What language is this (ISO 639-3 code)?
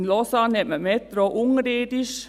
gsw